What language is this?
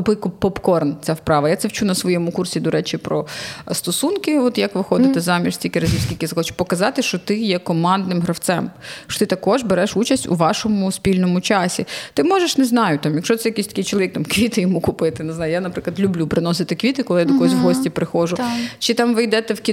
Ukrainian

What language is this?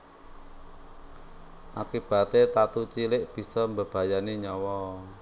Javanese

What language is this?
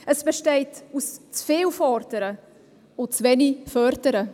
Swiss German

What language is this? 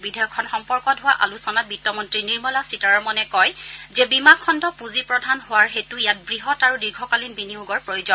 Assamese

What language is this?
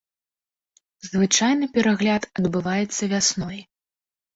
Belarusian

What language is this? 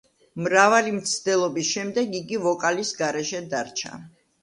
Georgian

